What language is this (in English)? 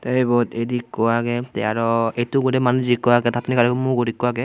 Chakma